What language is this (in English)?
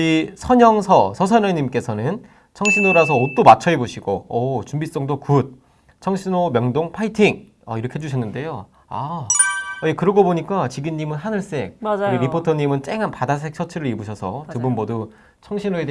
Korean